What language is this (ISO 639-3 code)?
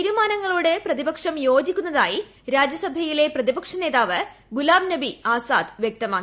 mal